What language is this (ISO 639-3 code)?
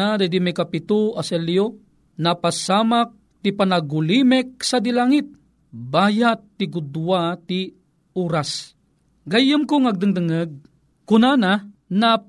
fil